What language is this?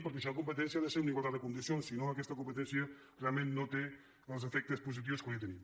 Catalan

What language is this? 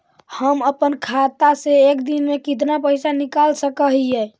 Magahi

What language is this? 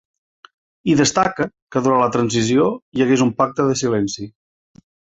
Catalan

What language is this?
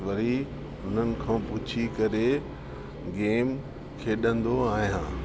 Sindhi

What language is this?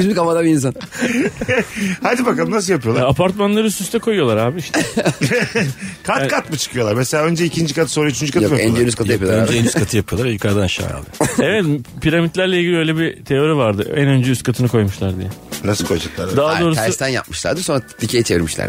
Turkish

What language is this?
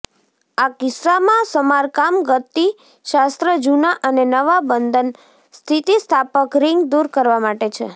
Gujarati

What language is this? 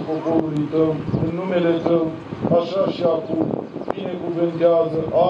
Romanian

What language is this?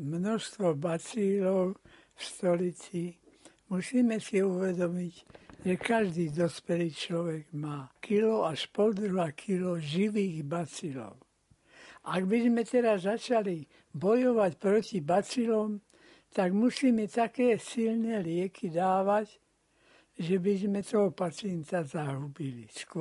Slovak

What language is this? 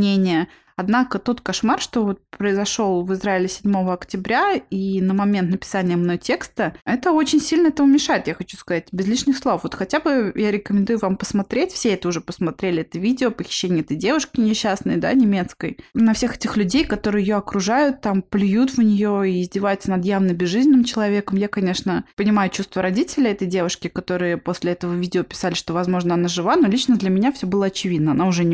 Russian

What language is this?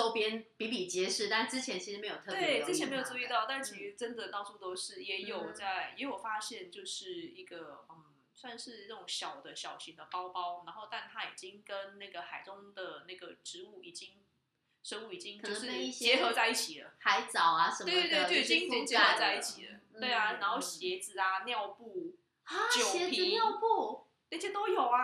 Chinese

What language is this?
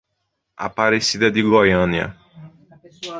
Portuguese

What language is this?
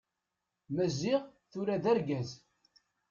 Kabyle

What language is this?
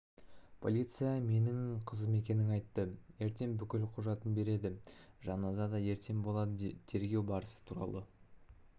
Kazakh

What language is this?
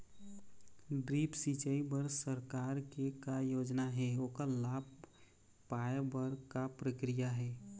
Chhattisgarhi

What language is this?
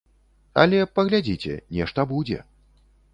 Belarusian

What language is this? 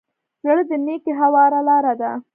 Pashto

